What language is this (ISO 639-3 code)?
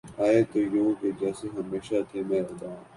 urd